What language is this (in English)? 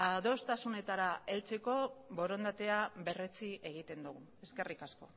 Basque